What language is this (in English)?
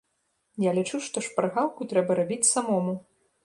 Belarusian